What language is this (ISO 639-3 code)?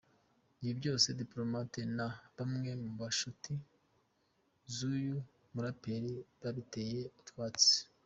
kin